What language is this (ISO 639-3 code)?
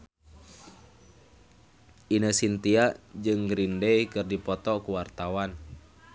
sun